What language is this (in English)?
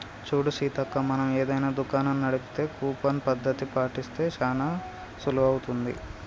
Telugu